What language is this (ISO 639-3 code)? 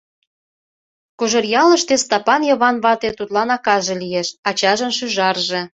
chm